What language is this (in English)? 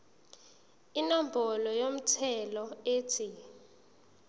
Zulu